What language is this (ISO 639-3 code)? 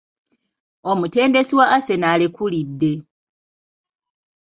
lug